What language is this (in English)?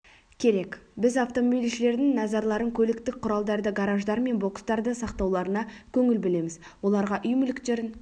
Kazakh